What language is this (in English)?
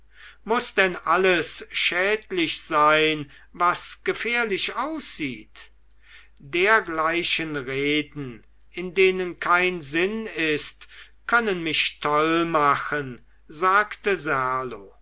German